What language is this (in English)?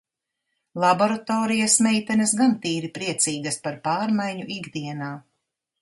Latvian